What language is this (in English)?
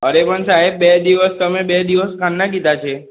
Gujarati